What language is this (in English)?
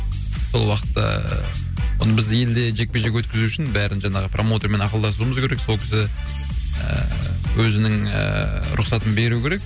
Kazakh